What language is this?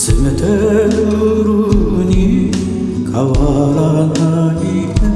Korean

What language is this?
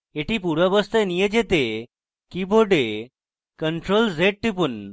Bangla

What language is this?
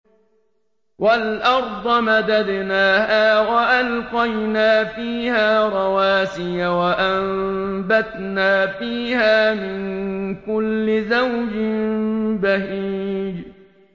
Arabic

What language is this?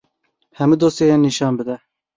Kurdish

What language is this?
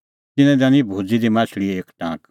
Kullu Pahari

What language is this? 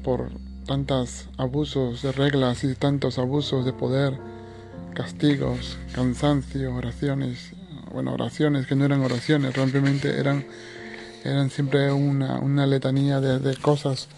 Spanish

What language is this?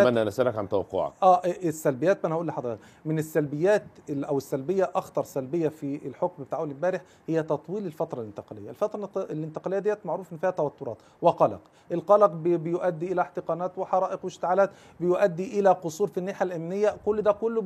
Arabic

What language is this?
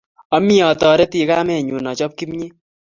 Kalenjin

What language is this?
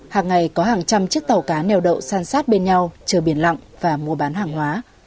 Vietnamese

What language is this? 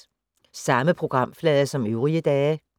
Danish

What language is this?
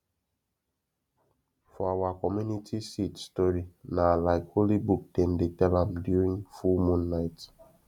Nigerian Pidgin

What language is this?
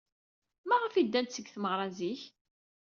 Kabyle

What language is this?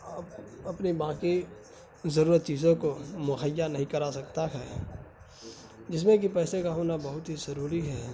Urdu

